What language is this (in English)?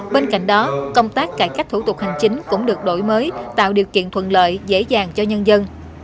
Vietnamese